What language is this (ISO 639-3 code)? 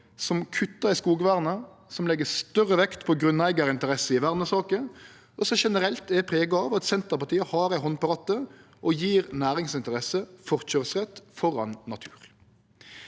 nor